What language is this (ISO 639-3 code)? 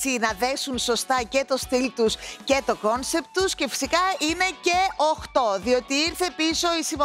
ell